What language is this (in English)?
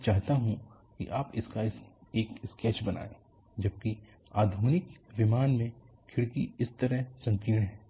Hindi